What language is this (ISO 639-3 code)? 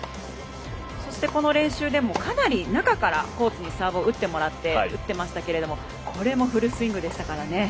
jpn